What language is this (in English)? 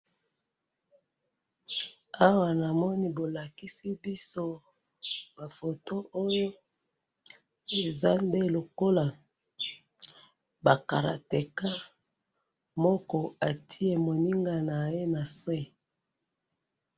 Lingala